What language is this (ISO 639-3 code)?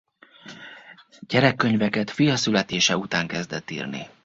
hun